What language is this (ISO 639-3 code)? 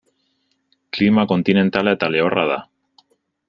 eus